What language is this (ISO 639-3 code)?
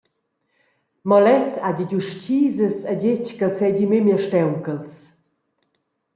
roh